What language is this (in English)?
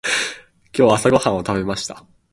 Japanese